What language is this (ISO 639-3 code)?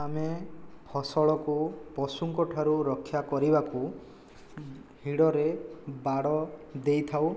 ori